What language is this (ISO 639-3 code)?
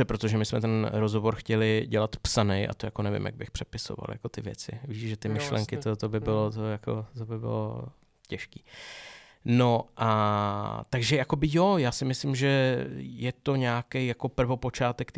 ces